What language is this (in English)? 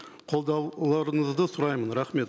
Kazakh